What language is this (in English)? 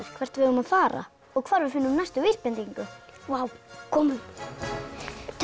Icelandic